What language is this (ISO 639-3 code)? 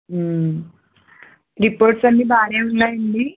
tel